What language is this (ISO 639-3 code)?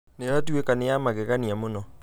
kik